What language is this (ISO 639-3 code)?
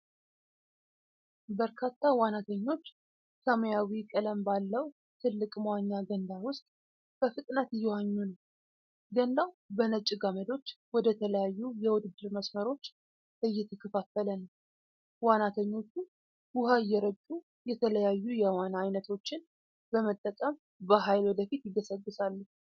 amh